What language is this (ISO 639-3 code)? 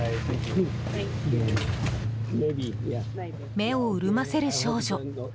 jpn